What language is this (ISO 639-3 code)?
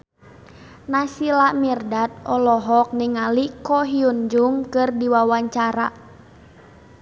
sun